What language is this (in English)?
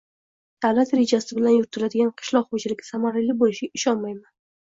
Uzbek